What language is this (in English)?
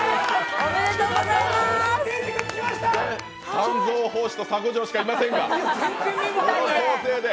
Japanese